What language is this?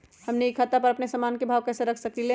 Magahi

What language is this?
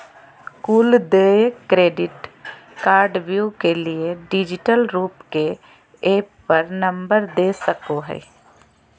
Magahi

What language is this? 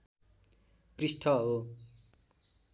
Nepali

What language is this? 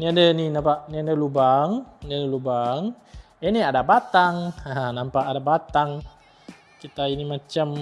Malay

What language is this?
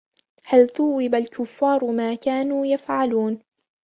Arabic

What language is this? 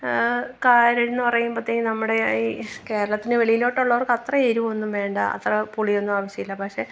Malayalam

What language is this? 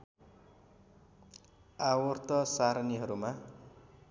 Nepali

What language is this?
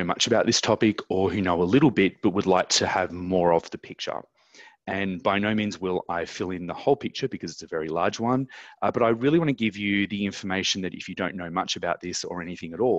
English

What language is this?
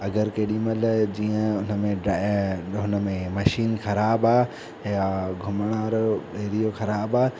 Sindhi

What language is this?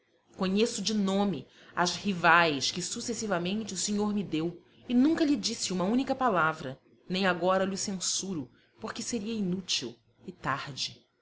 Portuguese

